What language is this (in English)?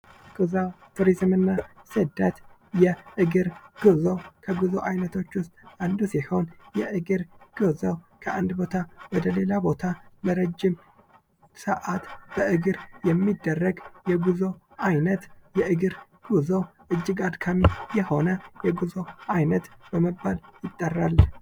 Amharic